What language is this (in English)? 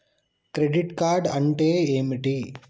Telugu